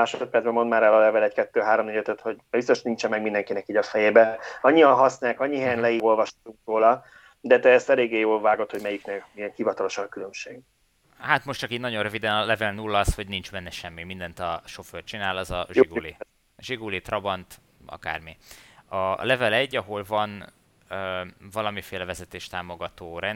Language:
Hungarian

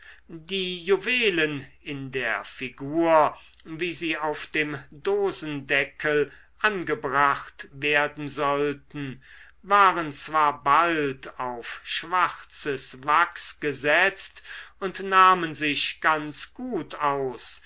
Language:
German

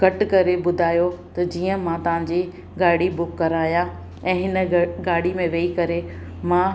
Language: Sindhi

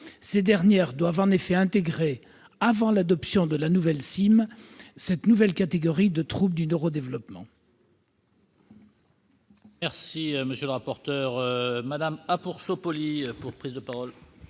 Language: French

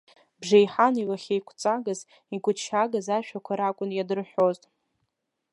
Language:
Abkhazian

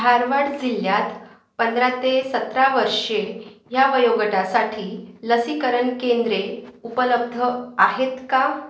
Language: Marathi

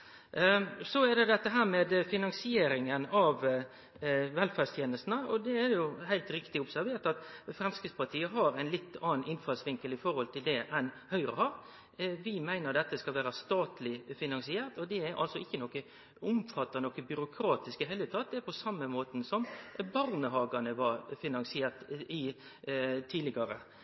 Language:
Norwegian Nynorsk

